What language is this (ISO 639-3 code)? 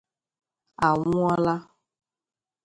ibo